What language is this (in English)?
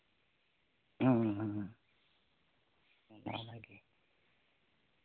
Santali